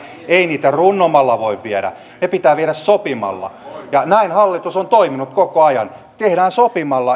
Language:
Finnish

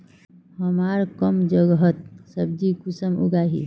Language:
Magahi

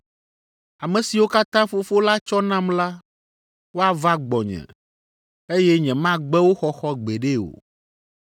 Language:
Ewe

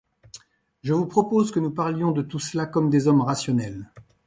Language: French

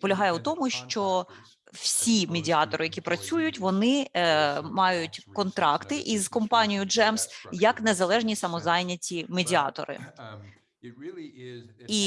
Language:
Ukrainian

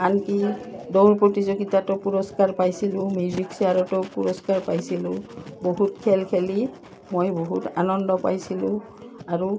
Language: Assamese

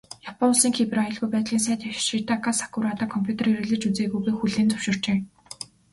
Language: Mongolian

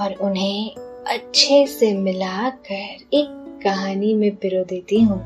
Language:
Hindi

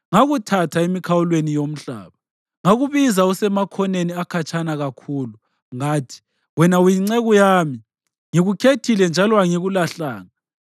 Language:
North Ndebele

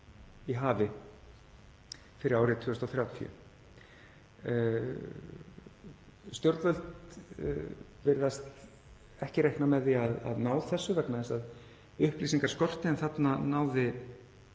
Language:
Icelandic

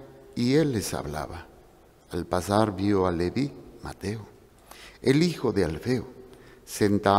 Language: Spanish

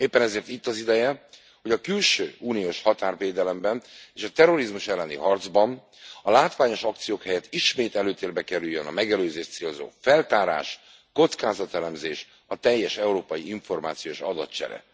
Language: Hungarian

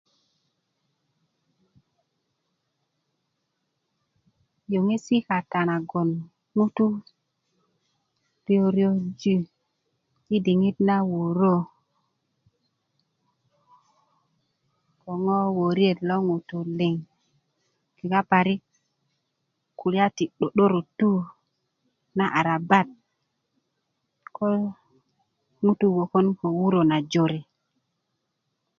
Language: Kuku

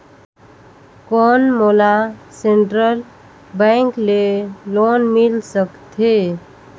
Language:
Chhattisgarhi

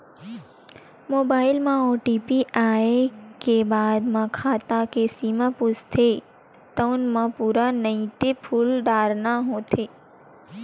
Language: Chhattisgarhi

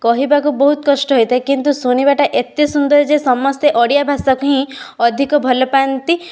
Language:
Odia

